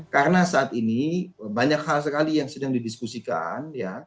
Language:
Indonesian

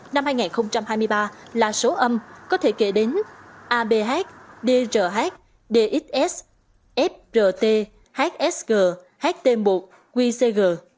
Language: Vietnamese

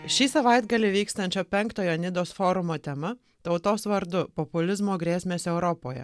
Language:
Lithuanian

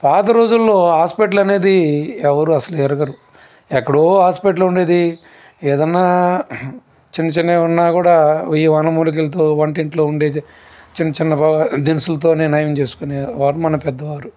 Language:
Telugu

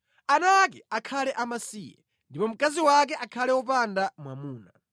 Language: Nyanja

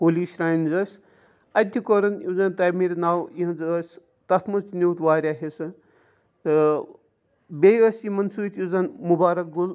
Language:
Kashmiri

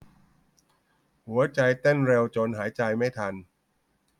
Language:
Thai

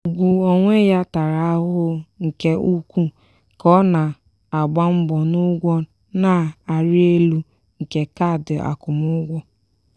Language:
Igbo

